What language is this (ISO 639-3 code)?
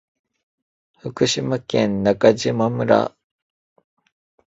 jpn